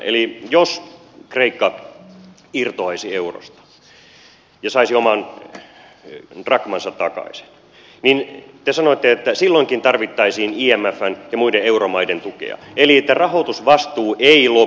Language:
Finnish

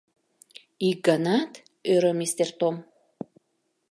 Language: Mari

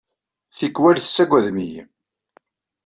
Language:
Kabyle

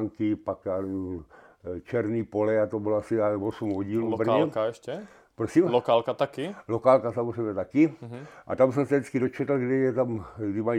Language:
Czech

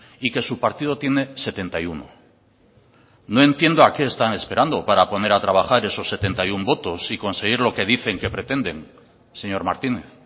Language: Spanish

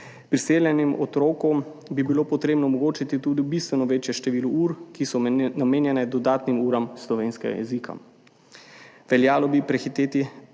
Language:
Slovenian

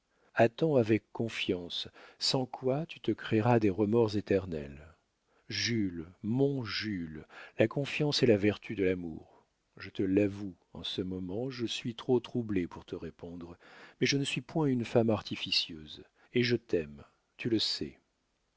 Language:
French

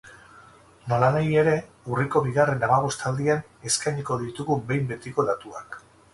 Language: Basque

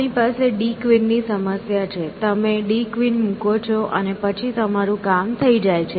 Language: Gujarati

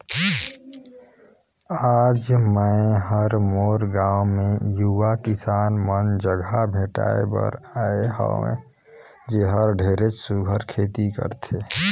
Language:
Chhattisgarhi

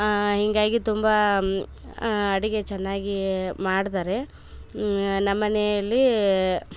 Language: Kannada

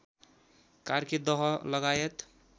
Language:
Nepali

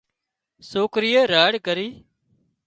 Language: Wadiyara Koli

